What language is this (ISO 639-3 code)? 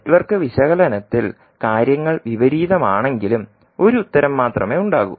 mal